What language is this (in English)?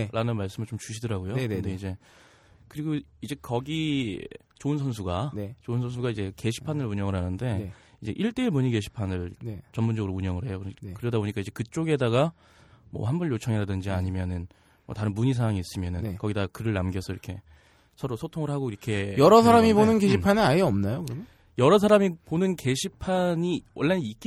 Korean